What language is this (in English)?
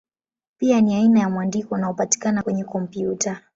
Swahili